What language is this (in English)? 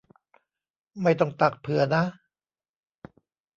Thai